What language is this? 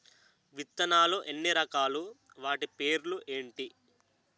Telugu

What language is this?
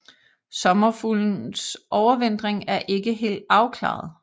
Danish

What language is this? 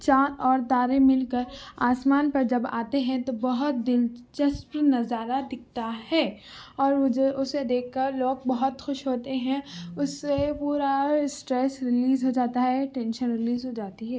Urdu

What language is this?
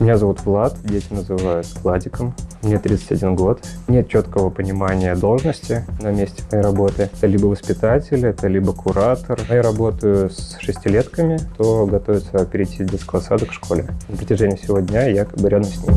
Russian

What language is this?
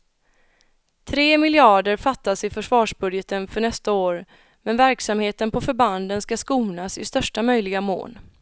Swedish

